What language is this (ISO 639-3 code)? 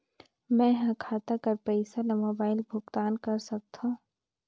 hne